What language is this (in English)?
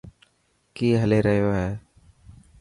Dhatki